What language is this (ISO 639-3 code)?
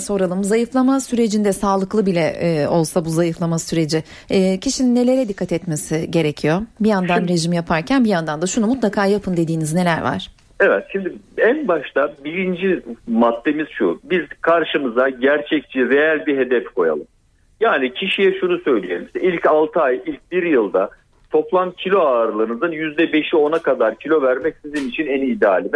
tur